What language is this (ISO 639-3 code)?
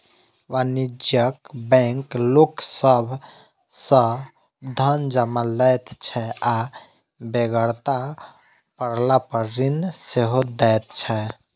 mai